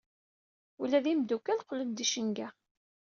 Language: Kabyle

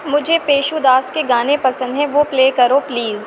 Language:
Urdu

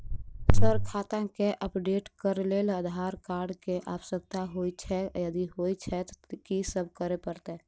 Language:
Maithili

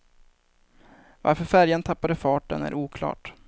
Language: Swedish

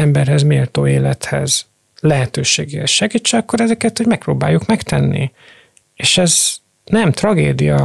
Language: Hungarian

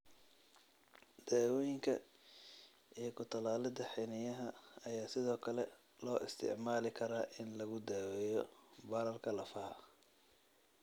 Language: Somali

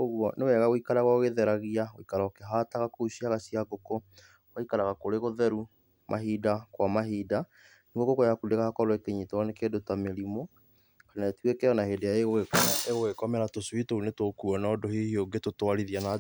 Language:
Kikuyu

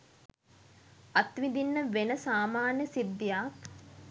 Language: Sinhala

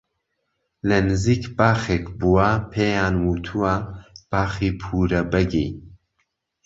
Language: Central Kurdish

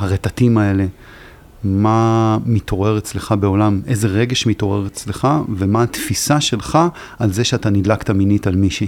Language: Hebrew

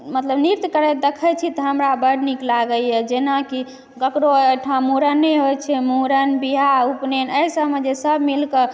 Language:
Maithili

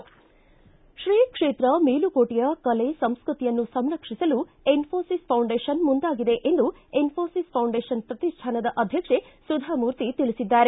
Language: Kannada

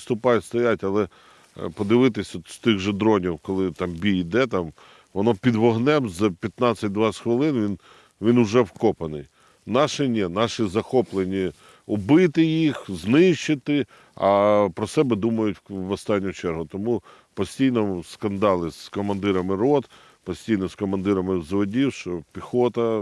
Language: Ukrainian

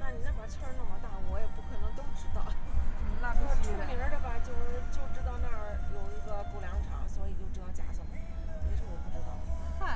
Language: Chinese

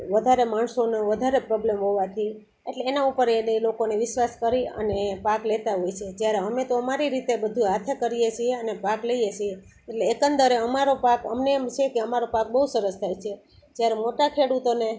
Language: Gujarati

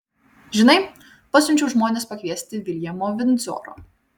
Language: Lithuanian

